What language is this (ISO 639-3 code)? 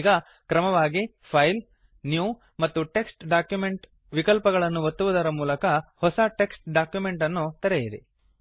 kan